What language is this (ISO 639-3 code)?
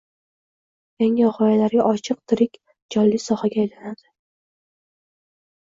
uzb